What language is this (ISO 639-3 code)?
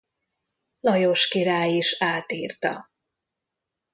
hun